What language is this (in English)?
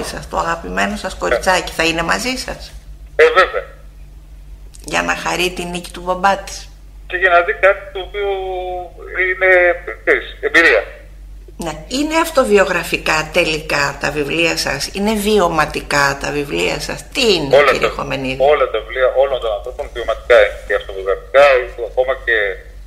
Greek